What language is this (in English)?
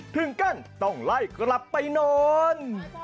Thai